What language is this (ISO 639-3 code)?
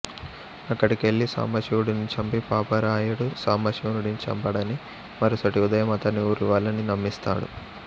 tel